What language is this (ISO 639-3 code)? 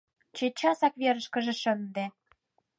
chm